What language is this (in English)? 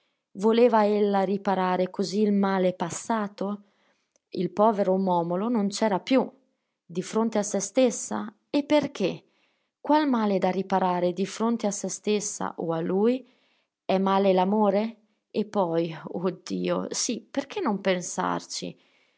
Italian